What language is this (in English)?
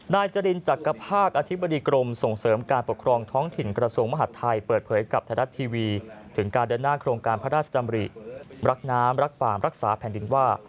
Thai